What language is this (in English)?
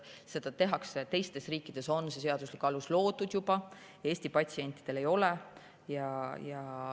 Estonian